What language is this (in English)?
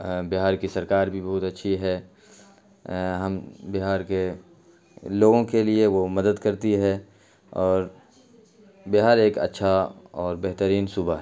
Urdu